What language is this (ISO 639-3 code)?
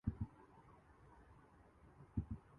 urd